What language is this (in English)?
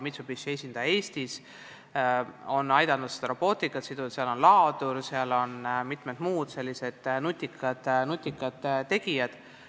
Estonian